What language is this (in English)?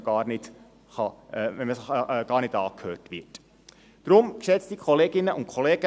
Swiss German